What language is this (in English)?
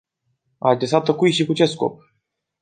Romanian